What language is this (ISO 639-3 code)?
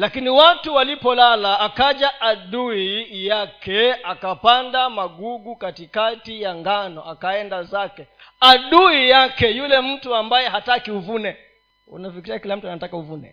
swa